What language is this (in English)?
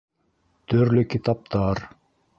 Bashkir